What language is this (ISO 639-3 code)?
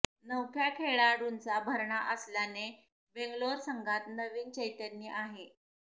mar